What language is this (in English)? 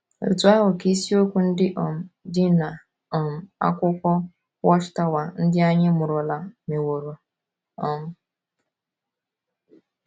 Igbo